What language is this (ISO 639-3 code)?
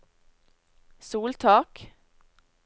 nor